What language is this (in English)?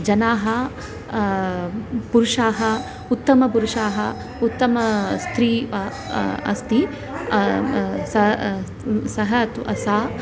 Sanskrit